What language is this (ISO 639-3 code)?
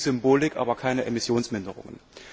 deu